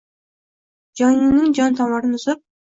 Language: Uzbek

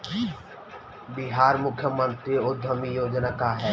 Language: Bhojpuri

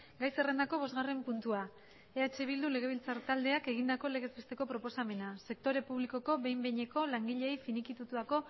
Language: Basque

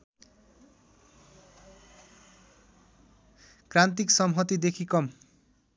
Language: Nepali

